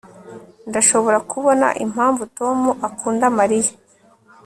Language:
Kinyarwanda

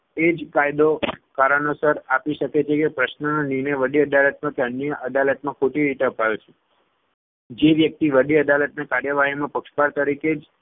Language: Gujarati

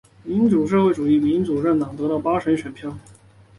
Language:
Chinese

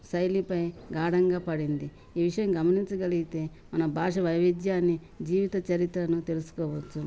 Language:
Telugu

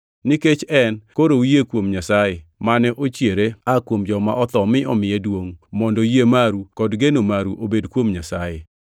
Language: Luo (Kenya and Tanzania)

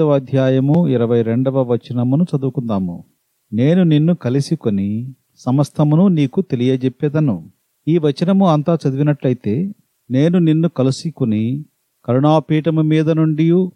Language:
Telugu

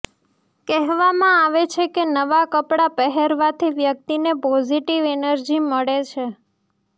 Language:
Gujarati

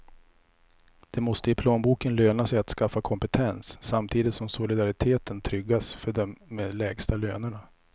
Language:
Swedish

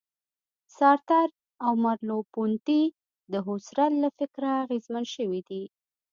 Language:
Pashto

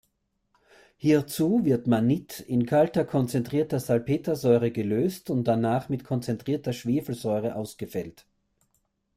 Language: German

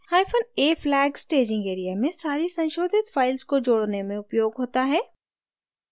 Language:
Hindi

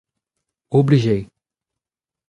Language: Breton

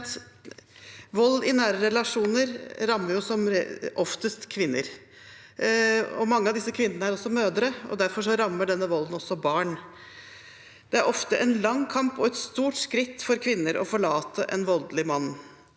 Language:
Norwegian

